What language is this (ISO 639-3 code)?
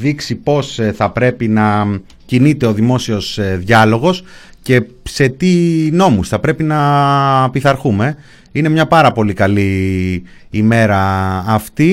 ell